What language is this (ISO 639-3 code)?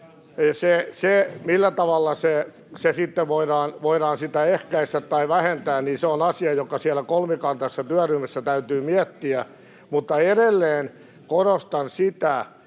fin